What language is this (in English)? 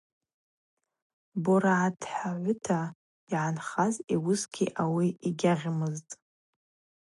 Abaza